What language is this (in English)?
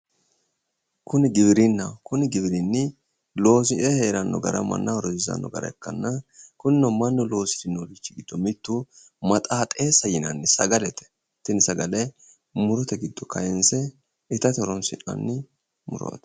Sidamo